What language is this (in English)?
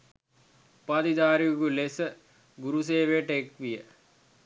Sinhala